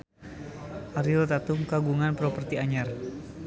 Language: Sundanese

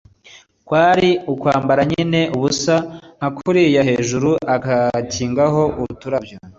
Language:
Kinyarwanda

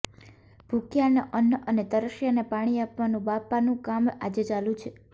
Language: Gujarati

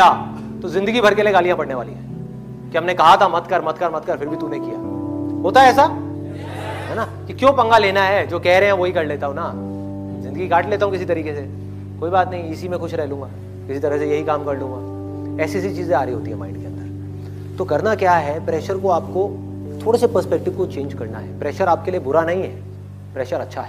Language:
Hindi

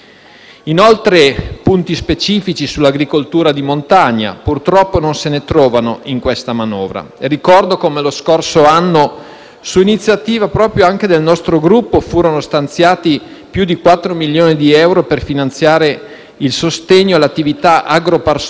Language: Italian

